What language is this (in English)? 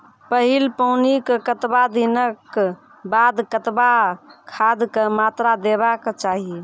Maithili